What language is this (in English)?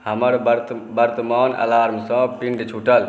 Maithili